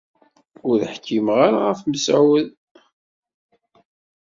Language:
Kabyle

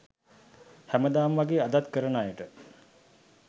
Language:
Sinhala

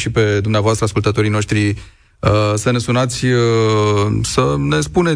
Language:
Romanian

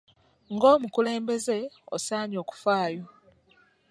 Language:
Ganda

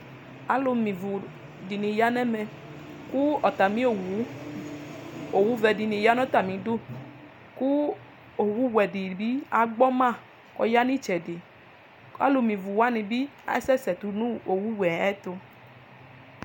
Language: Ikposo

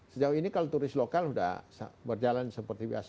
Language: Indonesian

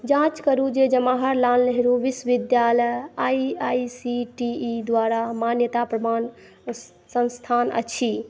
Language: Maithili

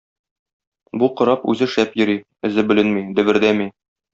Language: Tatar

